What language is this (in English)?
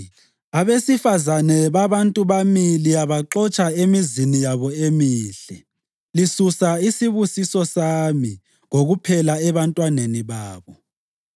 North Ndebele